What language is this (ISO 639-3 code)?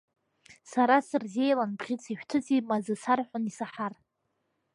abk